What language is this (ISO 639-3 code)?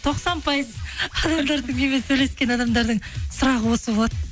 kaz